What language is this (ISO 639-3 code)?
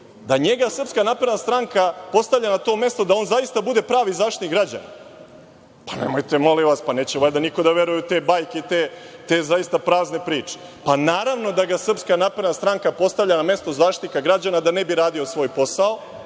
srp